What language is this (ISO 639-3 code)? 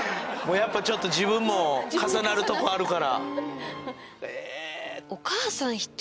jpn